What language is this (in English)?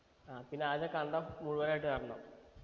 Malayalam